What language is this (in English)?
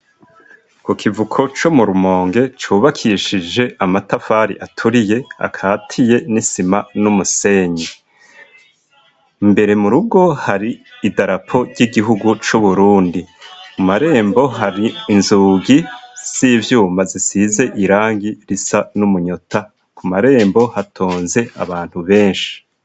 Rundi